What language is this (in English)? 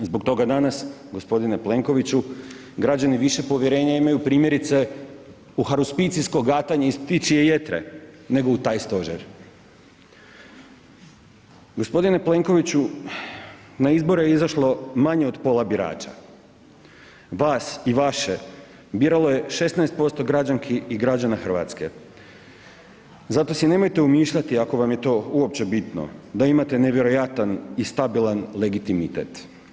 Croatian